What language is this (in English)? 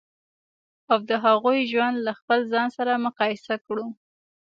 Pashto